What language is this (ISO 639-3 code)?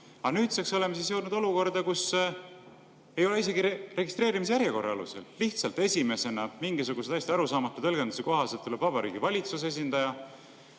est